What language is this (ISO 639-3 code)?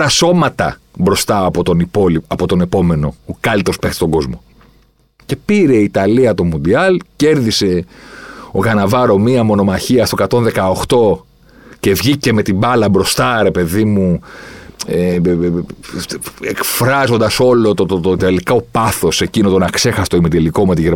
ell